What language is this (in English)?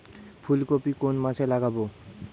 Bangla